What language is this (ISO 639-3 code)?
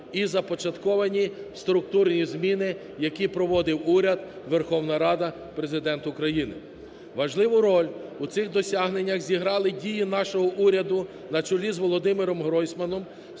ukr